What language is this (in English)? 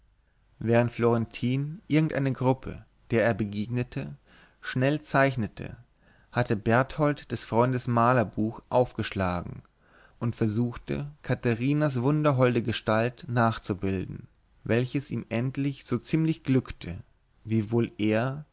German